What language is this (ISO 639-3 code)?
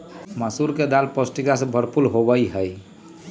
mag